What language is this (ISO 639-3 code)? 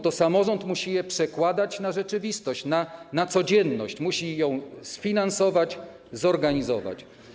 pol